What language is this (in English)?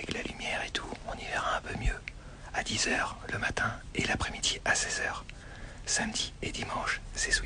French